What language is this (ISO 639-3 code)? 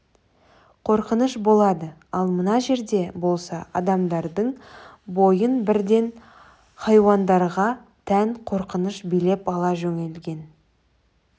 kaz